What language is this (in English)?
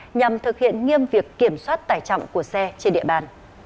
Vietnamese